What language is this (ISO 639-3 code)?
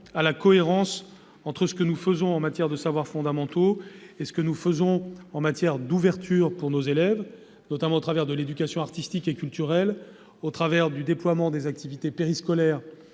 fra